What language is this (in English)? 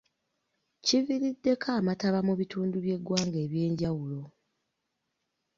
Ganda